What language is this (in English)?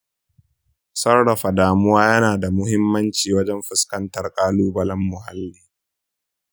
Hausa